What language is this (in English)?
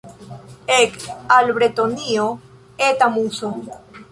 Esperanto